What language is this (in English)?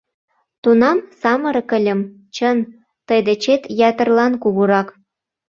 Mari